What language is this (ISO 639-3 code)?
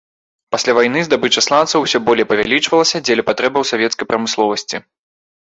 bel